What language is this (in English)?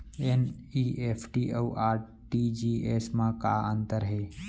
Chhattisgarhi